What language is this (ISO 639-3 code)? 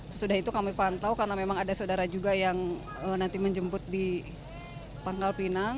ind